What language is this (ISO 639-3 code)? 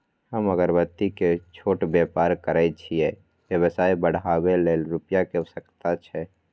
mai